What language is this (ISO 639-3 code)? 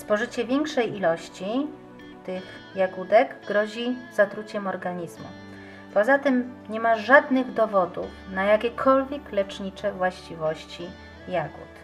pol